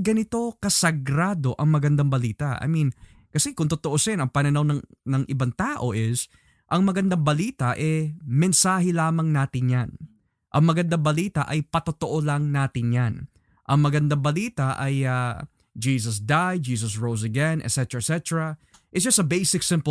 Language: Filipino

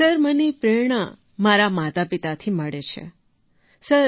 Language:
Gujarati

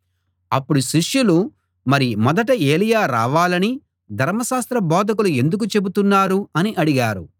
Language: Telugu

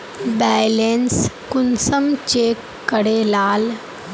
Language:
Magahi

